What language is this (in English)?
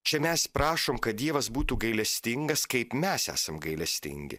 Lithuanian